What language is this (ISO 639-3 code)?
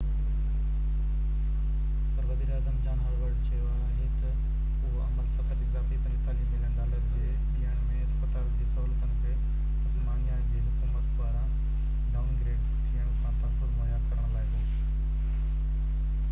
snd